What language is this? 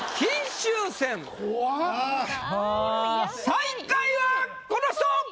Japanese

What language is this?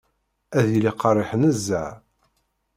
Kabyle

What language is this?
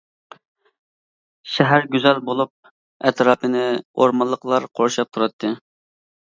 Uyghur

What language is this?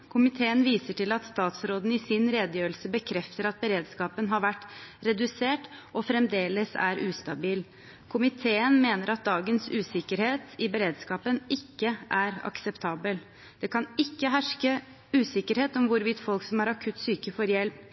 Norwegian Bokmål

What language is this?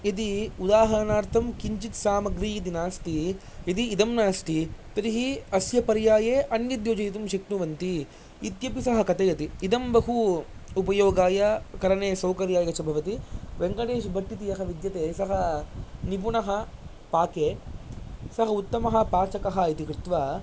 Sanskrit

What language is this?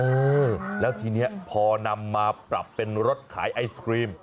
Thai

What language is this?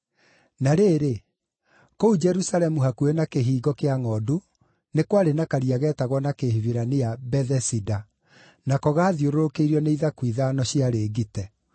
Kikuyu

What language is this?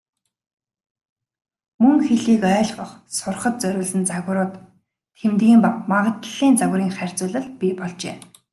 Mongolian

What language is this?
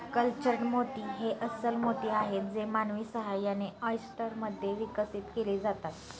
Marathi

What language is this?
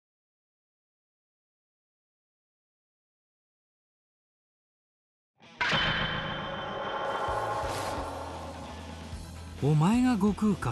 Japanese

